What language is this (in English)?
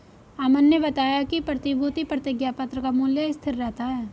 Hindi